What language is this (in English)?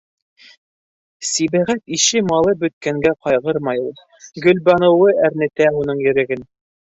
Bashkir